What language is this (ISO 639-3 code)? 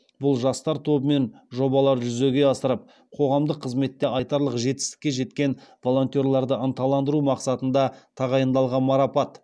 kaz